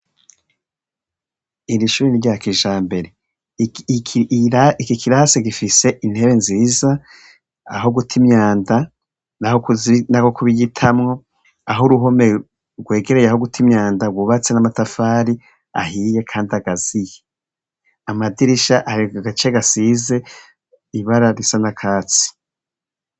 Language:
Rundi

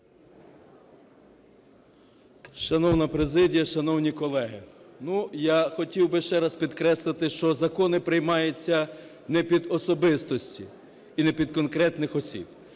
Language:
Ukrainian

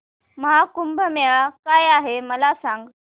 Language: Marathi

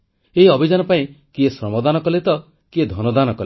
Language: Odia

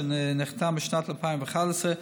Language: Hebrew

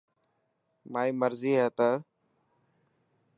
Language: Dhatki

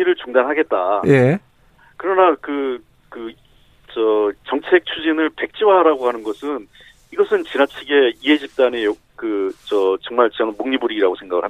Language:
Korean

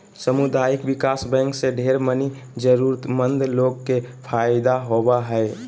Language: Magahi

